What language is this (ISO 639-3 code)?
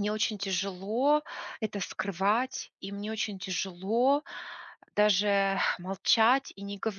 rus